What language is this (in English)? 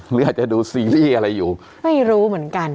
Thai